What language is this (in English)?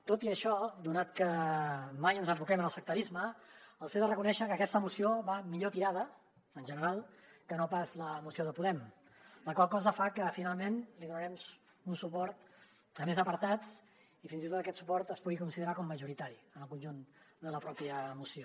Catalan